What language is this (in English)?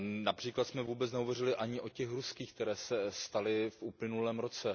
Czech